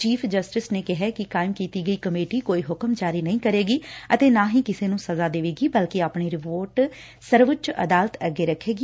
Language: Punjabi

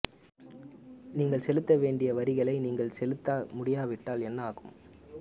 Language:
Tamil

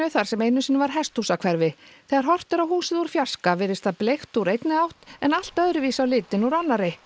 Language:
Icelandic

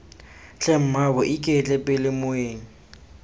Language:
Tswana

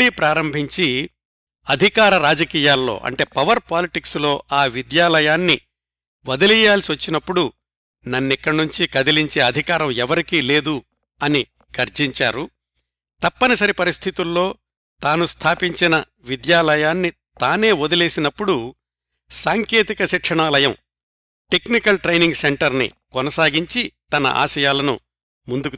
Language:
Telugu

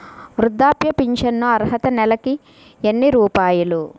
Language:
Telugu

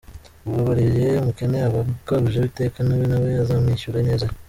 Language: Kinyarwanda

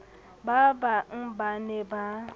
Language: Southern Sotho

